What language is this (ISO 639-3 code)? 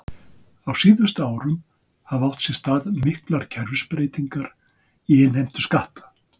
isl